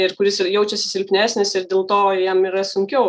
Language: Lithuanian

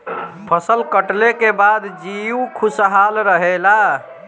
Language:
Bhojpuri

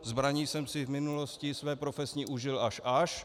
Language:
Czech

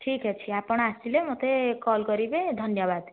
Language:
Odia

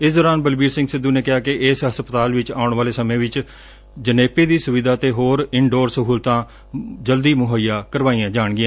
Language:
Punjabi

